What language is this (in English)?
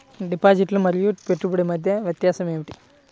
Telugu